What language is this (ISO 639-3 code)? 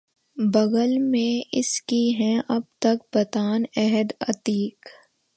urd